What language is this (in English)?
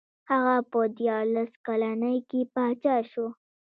Pashto